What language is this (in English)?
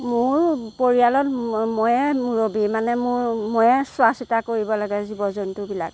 Assamese